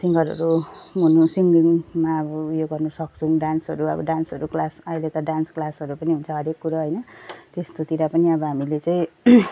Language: Nepali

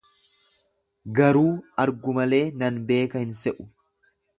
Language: Oromo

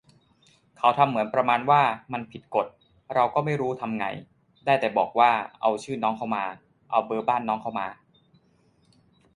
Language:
Thai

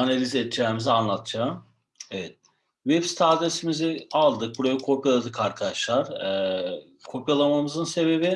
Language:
Turkish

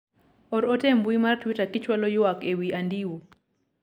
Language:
Luo (Kenya and Tanzania)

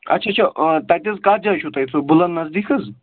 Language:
Kashmiri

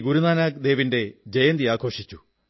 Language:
Malayalam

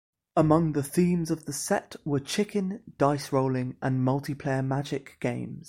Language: English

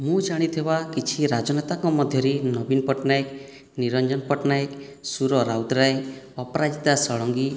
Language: Odia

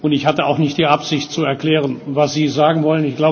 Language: German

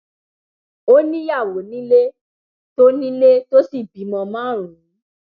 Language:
Yoruba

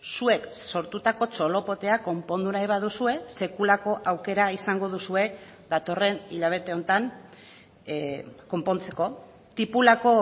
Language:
Basque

